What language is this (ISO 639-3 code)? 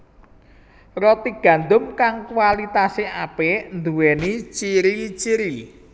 jav